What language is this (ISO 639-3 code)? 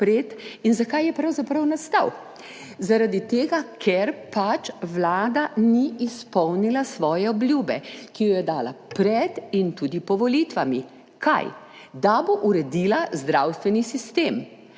slv